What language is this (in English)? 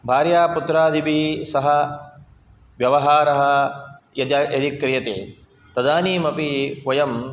Sanskrit